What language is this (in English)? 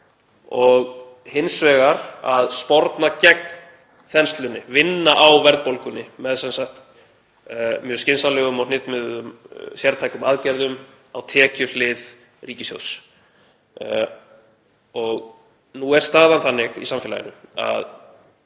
Icelandic